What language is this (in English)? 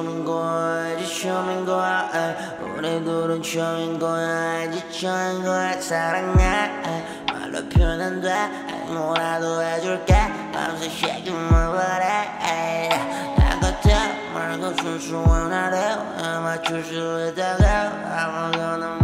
Korean